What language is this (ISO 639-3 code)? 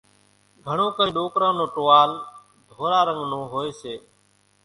gjk